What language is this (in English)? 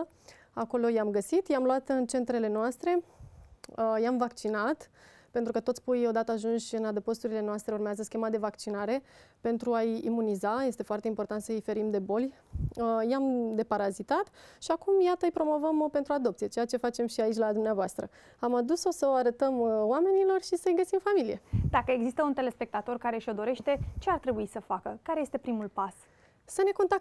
Romanian